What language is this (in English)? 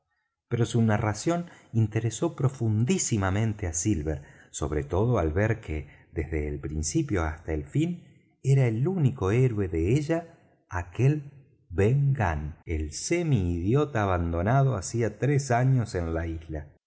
Spanish